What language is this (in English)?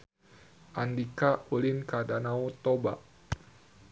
Sundanese